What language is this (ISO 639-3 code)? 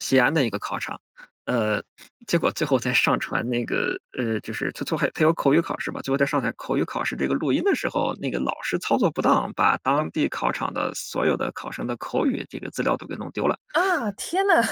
zho